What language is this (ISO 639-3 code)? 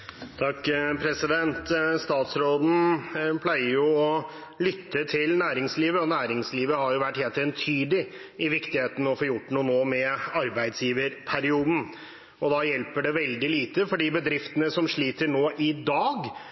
nor